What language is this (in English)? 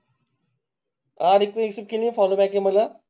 Marathi